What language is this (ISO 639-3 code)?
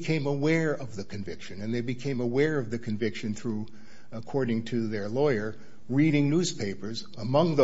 eng